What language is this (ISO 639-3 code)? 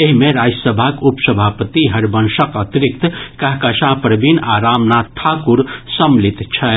mai